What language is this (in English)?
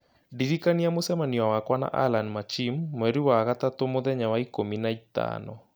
Kikuyu